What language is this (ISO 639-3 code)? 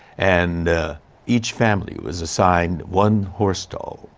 eng